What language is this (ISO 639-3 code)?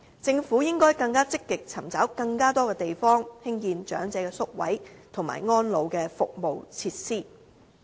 yue